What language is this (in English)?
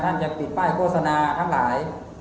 Thai